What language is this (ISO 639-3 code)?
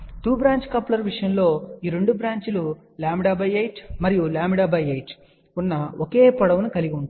tel